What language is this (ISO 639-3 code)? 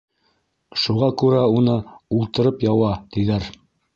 bak